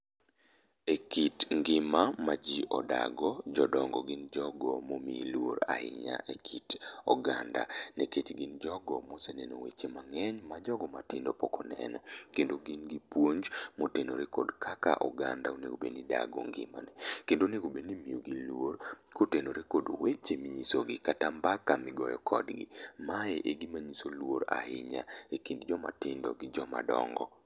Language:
Luo (Kenya and Tanzania)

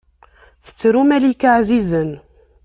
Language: Kabyle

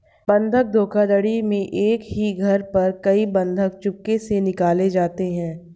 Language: Hindi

